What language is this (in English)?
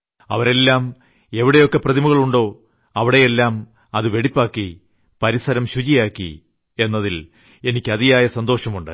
Malayalam